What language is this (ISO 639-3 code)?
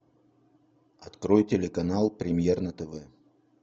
rus